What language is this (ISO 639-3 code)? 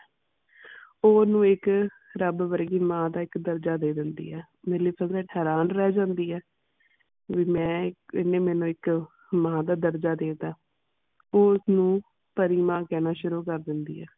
pan